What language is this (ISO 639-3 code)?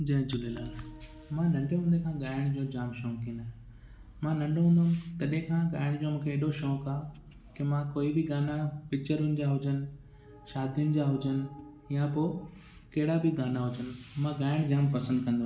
snd